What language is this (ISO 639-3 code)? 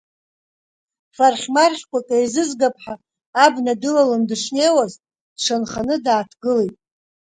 abk